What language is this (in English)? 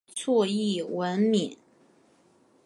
Chinese